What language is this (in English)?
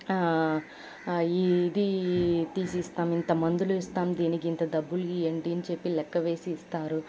Telugu